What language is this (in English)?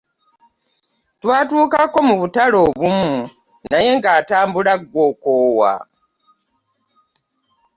Ganda